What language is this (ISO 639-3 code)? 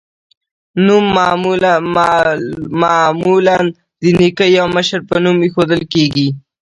pus